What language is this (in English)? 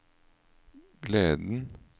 Norwegian